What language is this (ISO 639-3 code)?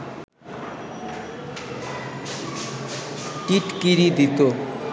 ben